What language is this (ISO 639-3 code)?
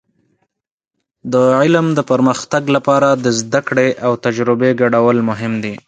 pus